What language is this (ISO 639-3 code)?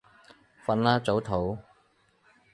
yue